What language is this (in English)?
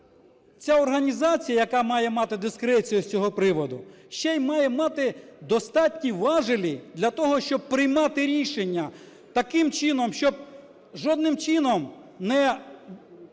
Ukrainian